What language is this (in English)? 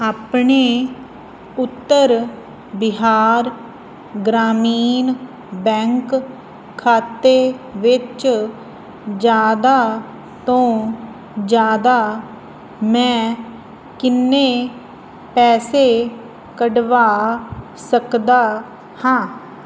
Punjabi